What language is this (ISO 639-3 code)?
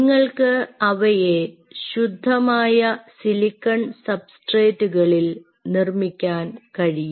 mal